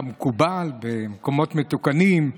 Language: Hebrew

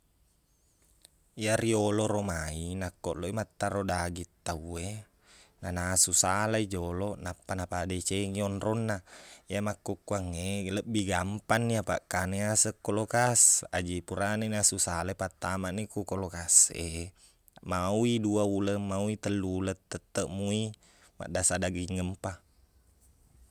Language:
Buginese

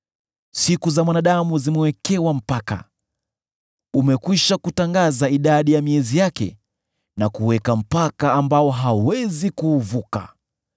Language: Swahili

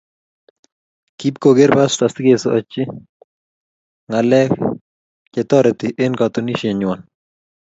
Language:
Kalenjin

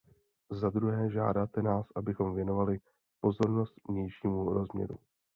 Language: Czech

